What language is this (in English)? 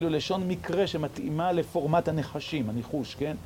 Hebrew